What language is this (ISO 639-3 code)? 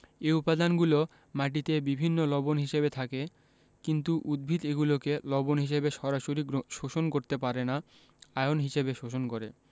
ben